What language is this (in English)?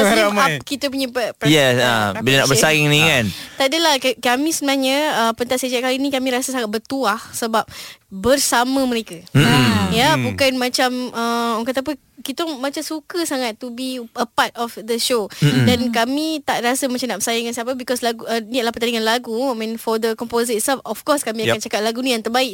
Malay